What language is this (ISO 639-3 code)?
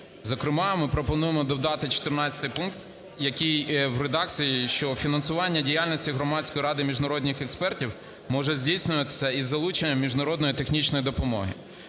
ukr